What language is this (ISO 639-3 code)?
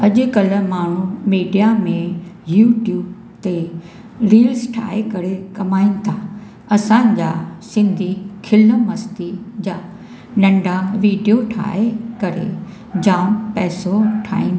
snd